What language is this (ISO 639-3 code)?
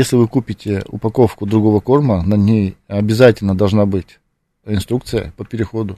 rus